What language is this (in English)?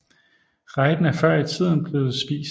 Danish